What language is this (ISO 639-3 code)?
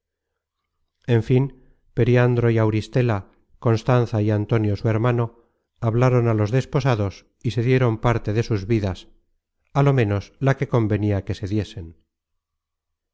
spa